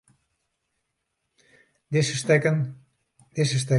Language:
Western Frisian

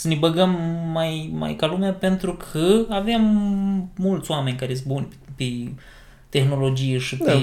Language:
Romanian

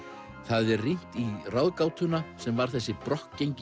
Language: Icelandic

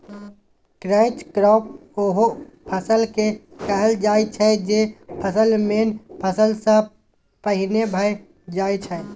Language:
Maithili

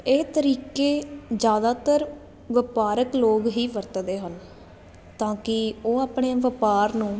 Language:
Punjabi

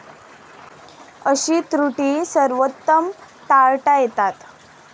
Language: Marathi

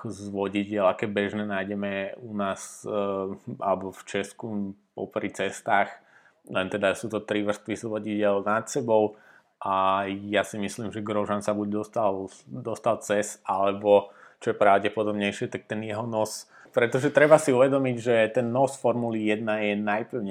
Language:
Slovak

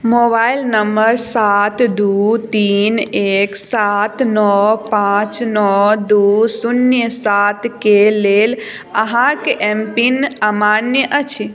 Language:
Maithili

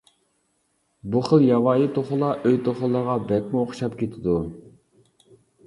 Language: Uyghur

